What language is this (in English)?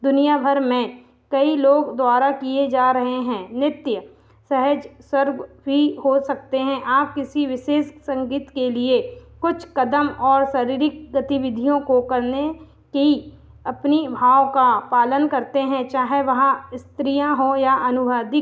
Hindi